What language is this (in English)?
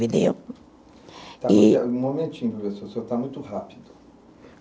Portuguese